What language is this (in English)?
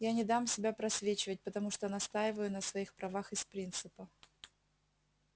Russian